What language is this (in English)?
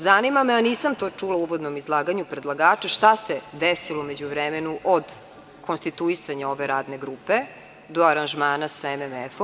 Serbian